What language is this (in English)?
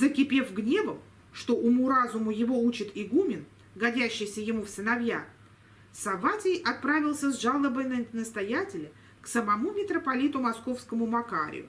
Russian